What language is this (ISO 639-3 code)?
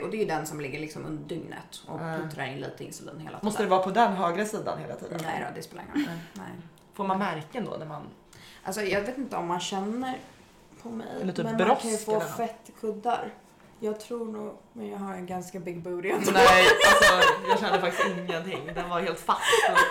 swe